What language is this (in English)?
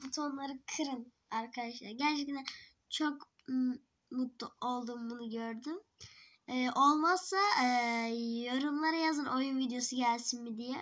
Turkish